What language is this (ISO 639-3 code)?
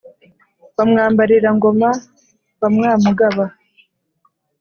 kin